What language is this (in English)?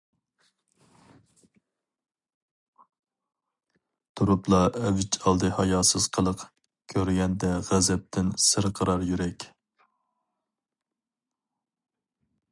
Uyghur